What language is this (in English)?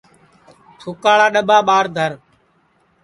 Sansi